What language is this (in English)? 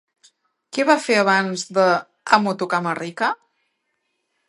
Catalan